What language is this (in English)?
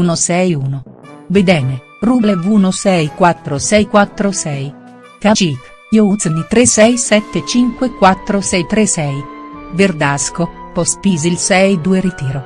Italian